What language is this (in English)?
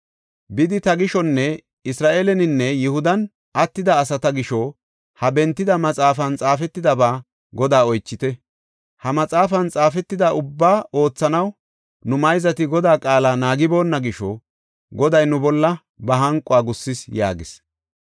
Gofa